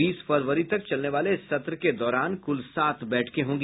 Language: Hindi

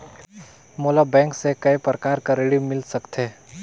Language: Chhattisgarhi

